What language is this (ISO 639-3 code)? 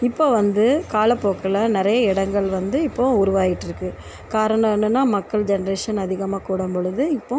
tam